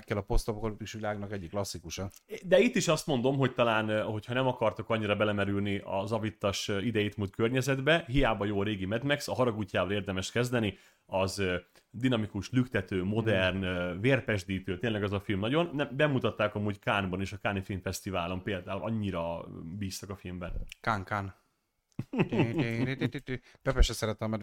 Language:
Hungarian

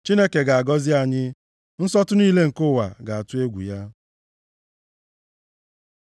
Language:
Igbo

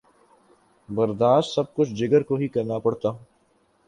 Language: Urdu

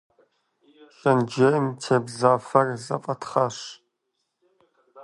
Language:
Kabardian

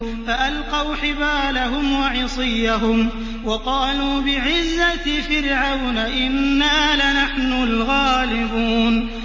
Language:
Arabic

